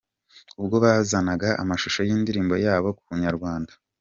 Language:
Kinyarwanda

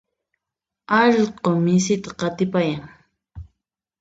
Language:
Puno Quechua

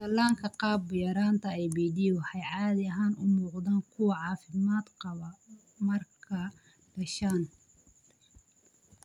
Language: Somali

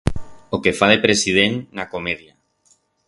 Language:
Aragonese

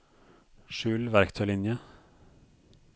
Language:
Norwegian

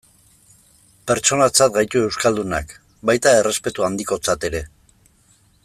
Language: Basque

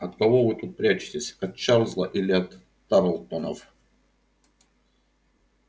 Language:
Russian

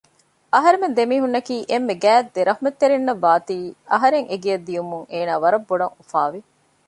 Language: Divehi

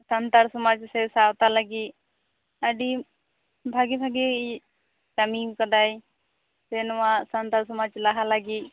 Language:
Santali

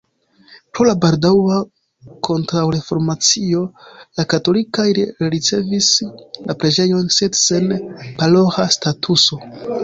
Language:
Esperanto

